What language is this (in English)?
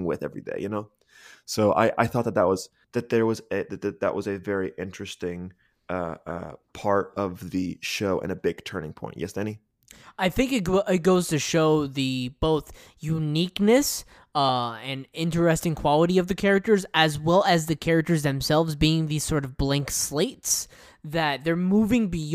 English